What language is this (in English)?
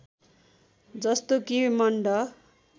Nepali